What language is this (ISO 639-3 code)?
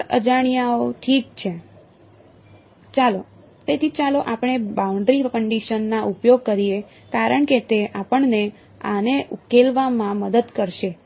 guj